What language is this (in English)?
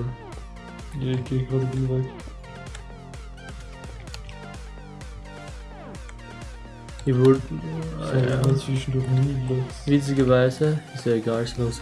German